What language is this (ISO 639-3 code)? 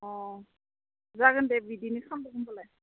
brx